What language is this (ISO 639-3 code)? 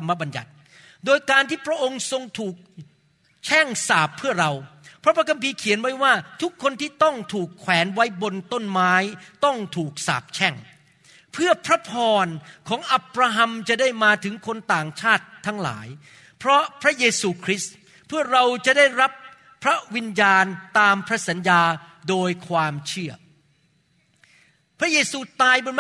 tha